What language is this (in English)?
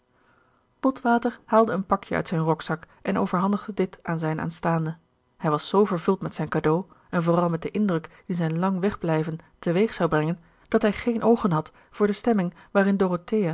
Dutch